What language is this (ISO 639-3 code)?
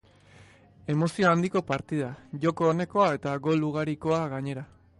eus